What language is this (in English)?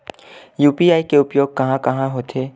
Chhattisgarhi